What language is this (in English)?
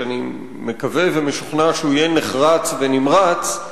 Hebrew